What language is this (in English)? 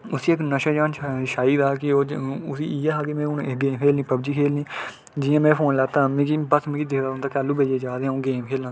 Dogri